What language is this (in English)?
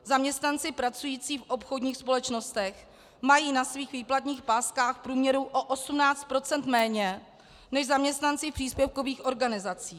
Czech